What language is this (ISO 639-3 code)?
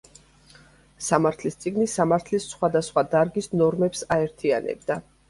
kat